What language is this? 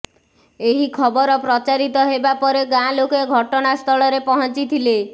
Odia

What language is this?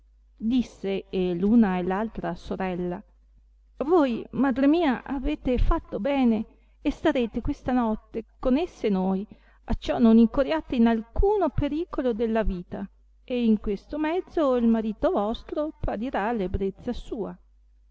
Italian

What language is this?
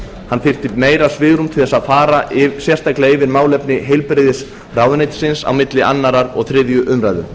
Icelandic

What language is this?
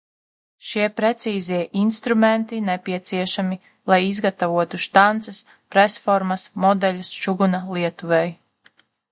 Latvian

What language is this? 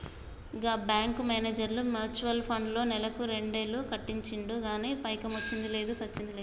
Telugu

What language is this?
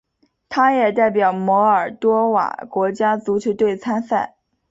Chinese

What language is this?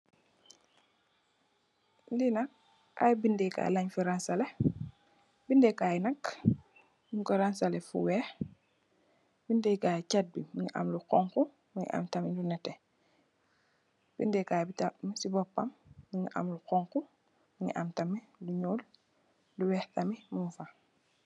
Wolof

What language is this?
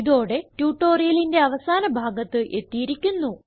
Malayalam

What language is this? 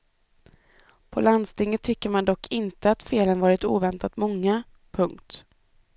Swedish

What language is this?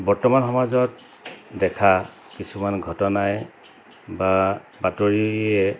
Assamese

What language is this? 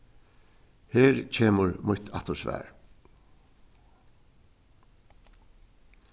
Faroese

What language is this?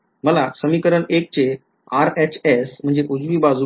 Marathi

